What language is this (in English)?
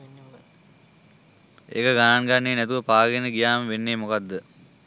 Sinhala